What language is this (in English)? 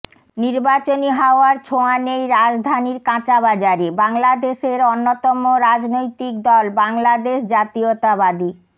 Bangla